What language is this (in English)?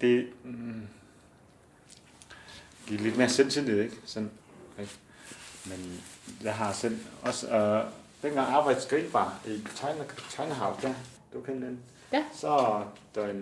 Danish